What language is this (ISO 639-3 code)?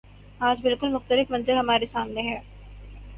urd